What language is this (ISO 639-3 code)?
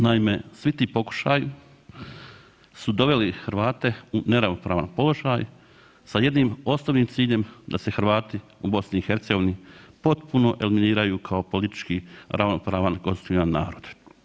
hrv